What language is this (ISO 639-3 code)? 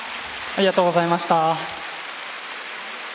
jpn